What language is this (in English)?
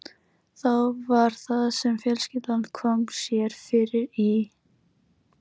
Icelandic